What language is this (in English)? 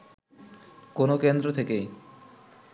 Bangla